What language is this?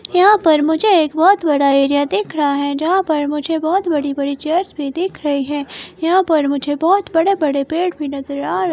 Hindi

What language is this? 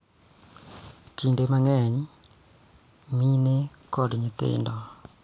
Luo (Kenya and Tanzania)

